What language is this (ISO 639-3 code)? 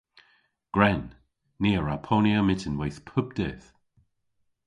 cor